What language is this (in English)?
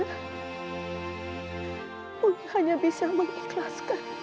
Indonesian